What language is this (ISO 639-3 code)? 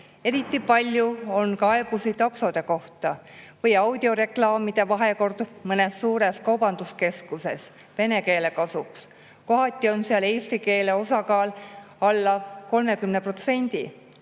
est